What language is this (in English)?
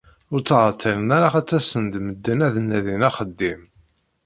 Kabyle